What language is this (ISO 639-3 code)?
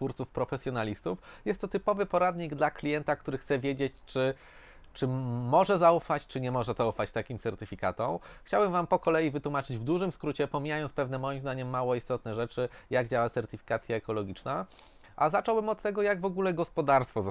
pol